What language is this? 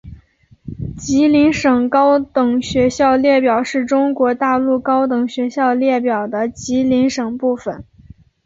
Chinese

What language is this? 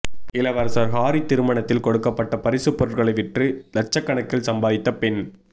Tamil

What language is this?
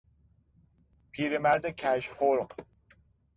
Persian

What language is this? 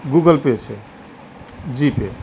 Gujarati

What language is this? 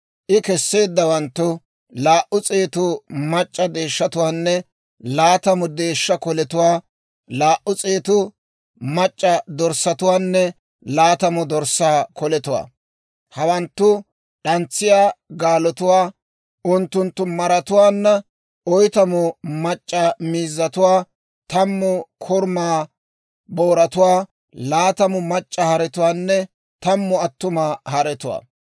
Dawro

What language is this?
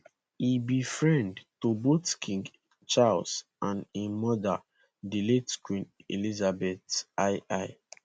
Nigerian Pidgin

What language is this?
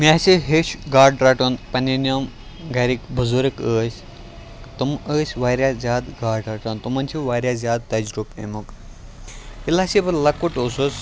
Kashmiri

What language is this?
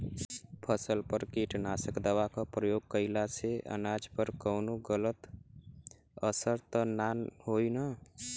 Bhojpuri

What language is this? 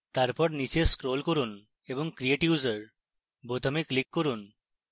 Bangla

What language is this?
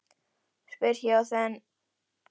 Icelandic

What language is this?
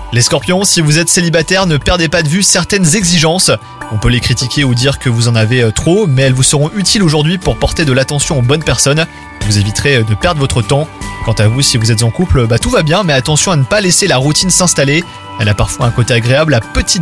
French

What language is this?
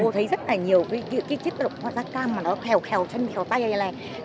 Vietnamese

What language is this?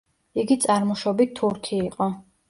Georgian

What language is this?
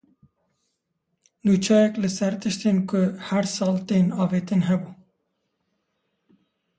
Kurdish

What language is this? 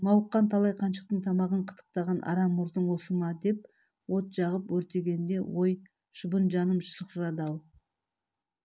Kazakh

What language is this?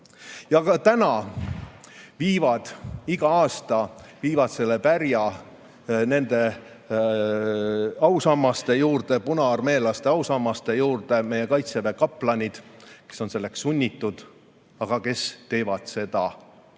Estonian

